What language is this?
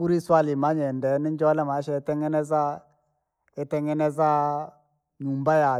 Langi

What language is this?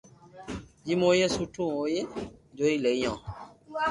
Loarki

